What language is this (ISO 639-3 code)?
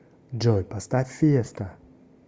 rus